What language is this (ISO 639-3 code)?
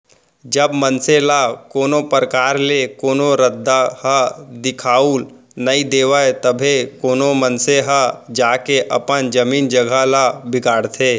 hne